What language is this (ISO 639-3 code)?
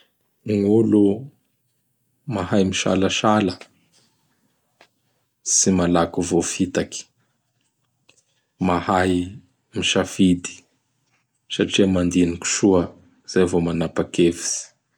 bhr